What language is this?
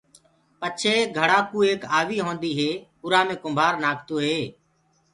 Gurgula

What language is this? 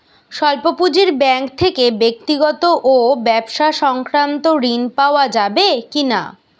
Bangla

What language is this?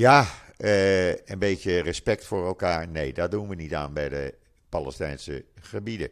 Dutch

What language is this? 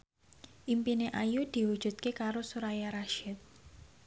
Javanese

